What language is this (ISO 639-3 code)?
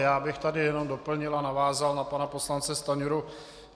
ces